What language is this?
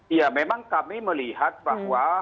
Indonesian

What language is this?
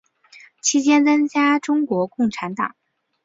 Chinese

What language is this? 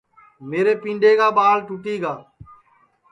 Sansi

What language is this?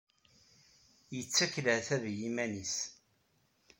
Kabyle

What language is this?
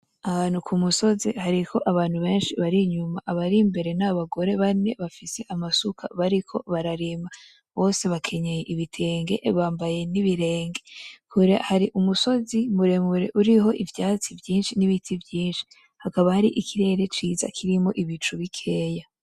Rundi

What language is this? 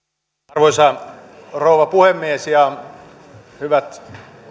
Finnish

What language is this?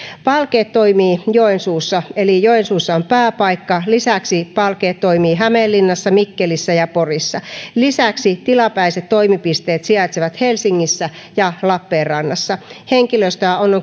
Finnish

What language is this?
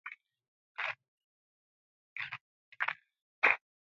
Musey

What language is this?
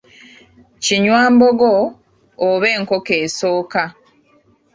Ganda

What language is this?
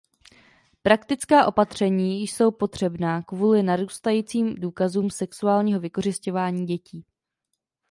Czech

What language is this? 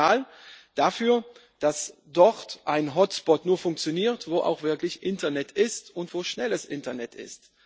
German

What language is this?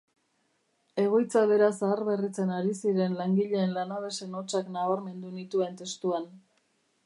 Basque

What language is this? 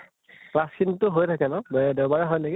Assamese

